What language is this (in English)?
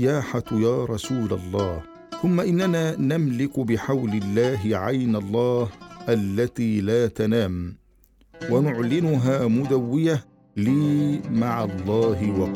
Arabic